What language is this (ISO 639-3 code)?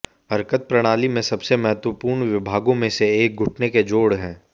hin